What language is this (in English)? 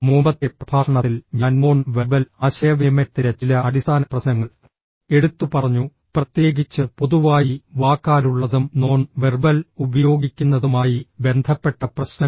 Malayalam